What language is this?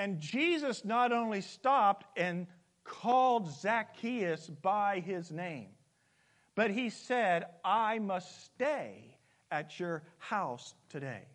English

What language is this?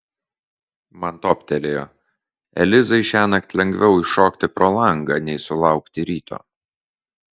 Lithuanian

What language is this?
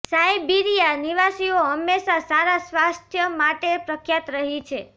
Gujarati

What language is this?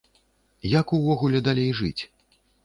Belarusian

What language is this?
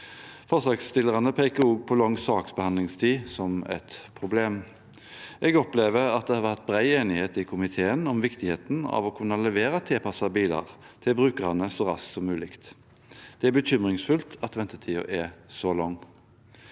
Norwegian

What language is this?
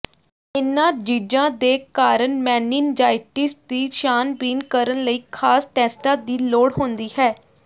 Punjabi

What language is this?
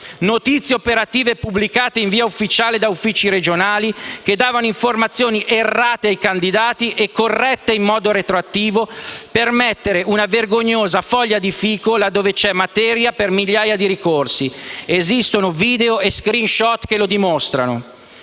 Italian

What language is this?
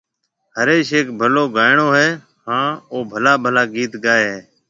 Marwari (Pakistan)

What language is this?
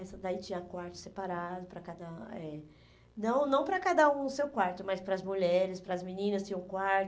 Portuguese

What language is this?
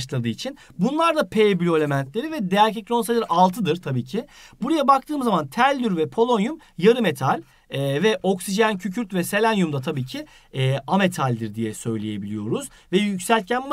Turkish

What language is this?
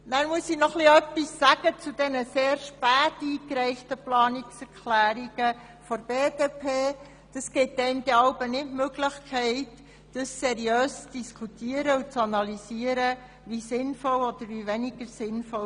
Swiss German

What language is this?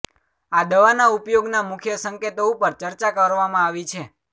Gujarati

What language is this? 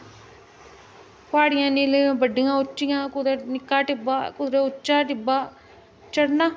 Dogri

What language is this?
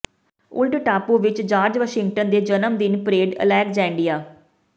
Punjabi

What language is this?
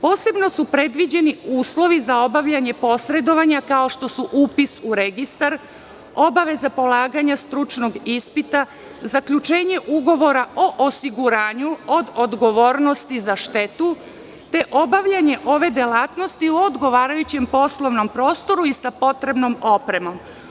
Serbian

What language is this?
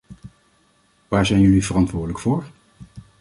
Dutch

